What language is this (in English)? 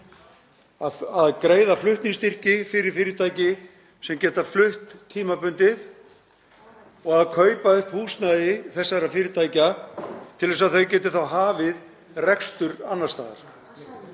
Icelandic